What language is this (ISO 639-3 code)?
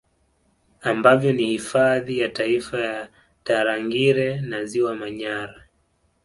swa